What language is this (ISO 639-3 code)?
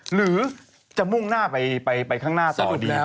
tha